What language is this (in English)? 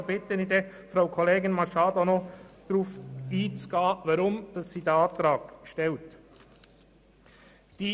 Swiss German